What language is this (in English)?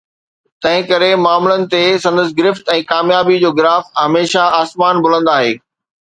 Sindhi